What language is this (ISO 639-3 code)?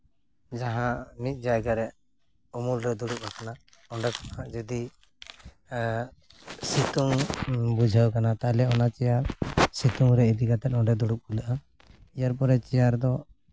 sat